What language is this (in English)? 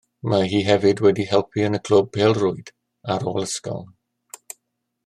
Welsh